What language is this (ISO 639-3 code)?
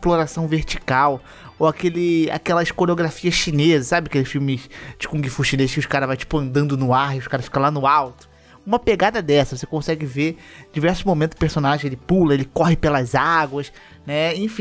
por